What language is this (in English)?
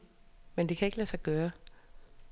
Danish